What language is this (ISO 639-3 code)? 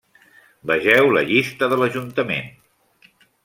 cat